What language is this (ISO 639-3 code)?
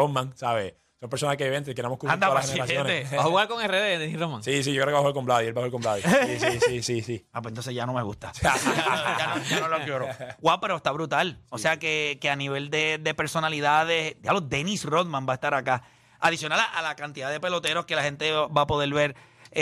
spa